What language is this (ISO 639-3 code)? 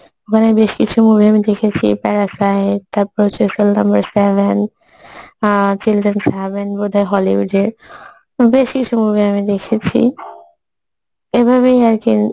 ben